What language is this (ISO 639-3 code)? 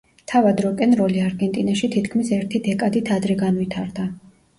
kat